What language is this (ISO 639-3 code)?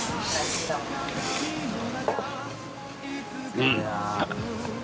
jpn